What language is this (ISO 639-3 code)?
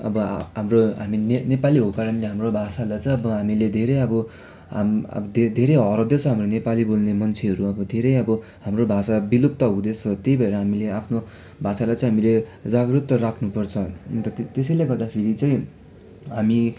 nep